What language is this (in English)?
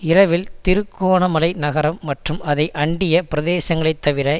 Tamil